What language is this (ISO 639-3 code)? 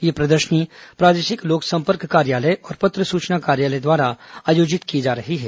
hin